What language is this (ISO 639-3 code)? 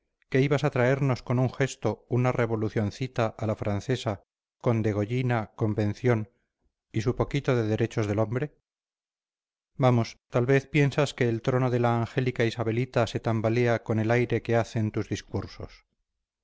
spa